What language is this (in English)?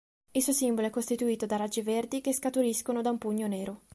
Italian